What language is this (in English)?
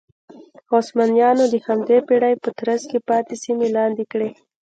Pashto